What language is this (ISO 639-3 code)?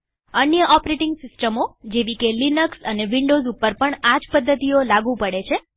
guj